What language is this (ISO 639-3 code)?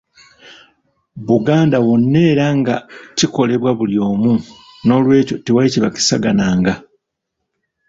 lug